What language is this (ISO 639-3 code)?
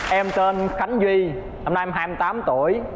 vie